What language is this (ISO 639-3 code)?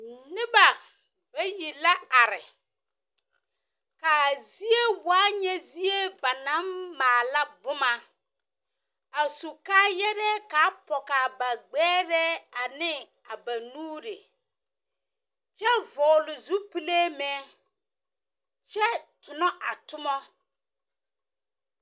dga